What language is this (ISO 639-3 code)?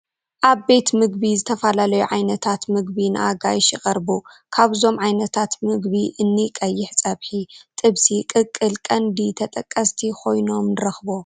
tir